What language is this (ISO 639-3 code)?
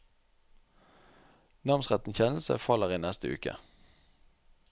nor